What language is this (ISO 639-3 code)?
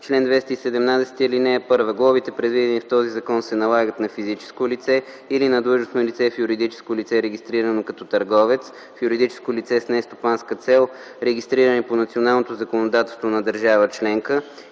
bul